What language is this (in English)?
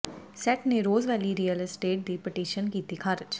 Punjabi